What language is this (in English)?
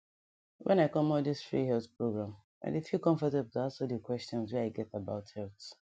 Nigerian Pidgin